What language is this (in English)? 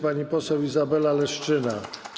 Polish